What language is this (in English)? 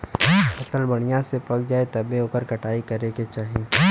Bhojpuri